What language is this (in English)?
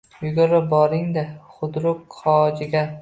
Uzbek